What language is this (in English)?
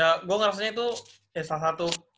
Indonesian